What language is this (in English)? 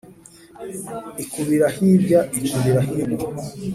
Kinyarwanda